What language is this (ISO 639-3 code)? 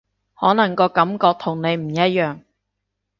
yue